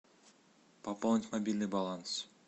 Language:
Russian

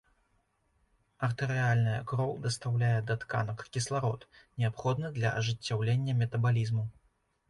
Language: Belarusian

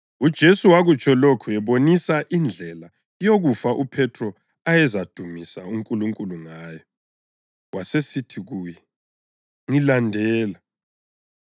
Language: North Ndebele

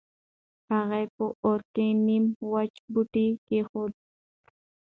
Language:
Pashto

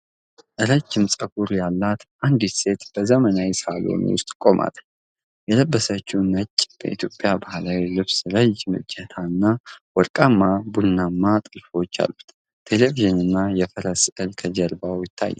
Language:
Amharic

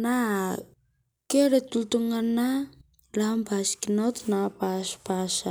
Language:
Masai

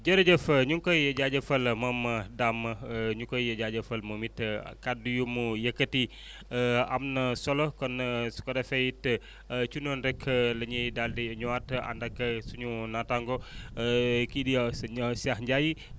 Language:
Wolof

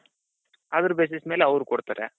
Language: Kannada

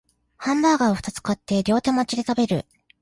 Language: Japanese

